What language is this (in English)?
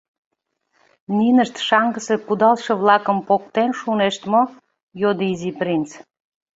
Mari